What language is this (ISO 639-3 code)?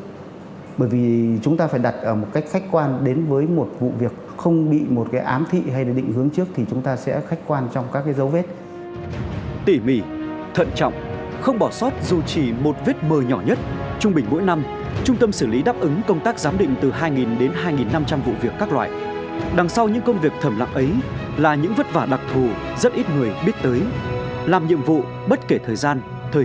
vie